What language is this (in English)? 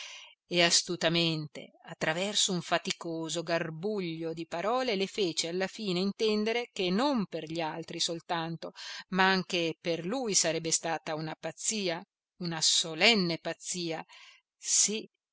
Italian